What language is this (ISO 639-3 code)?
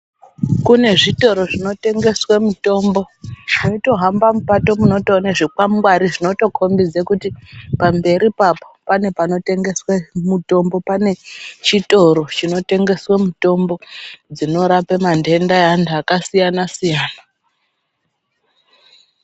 ndc